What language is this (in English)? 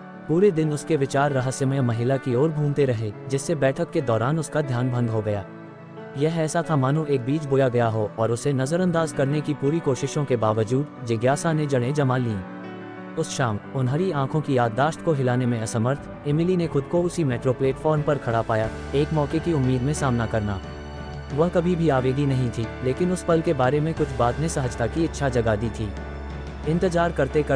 Hindi